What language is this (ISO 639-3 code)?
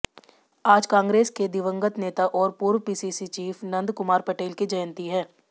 hin